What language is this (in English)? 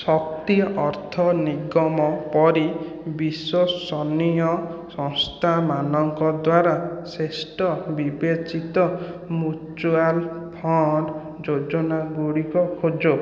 Odia